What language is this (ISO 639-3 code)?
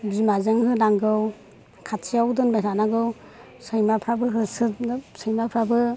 brx